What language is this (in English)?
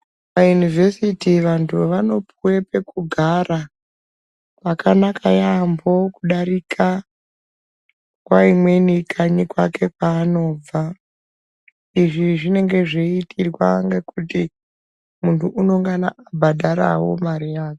Ndau